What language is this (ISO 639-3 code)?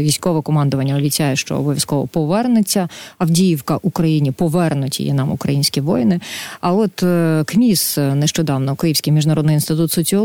ukr